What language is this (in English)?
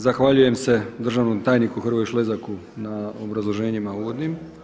Croatian